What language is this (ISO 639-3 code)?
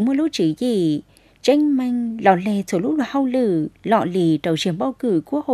vie